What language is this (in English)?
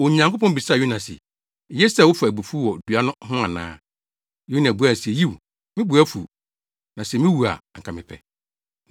Akan